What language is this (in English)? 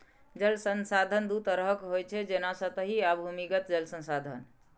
Maithili